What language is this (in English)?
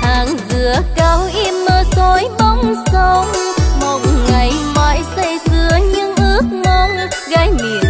Vietnamese